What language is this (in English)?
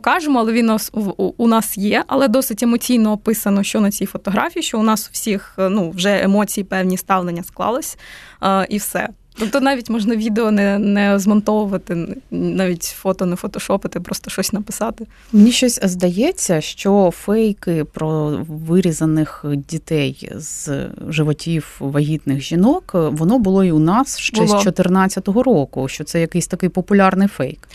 Ukrainian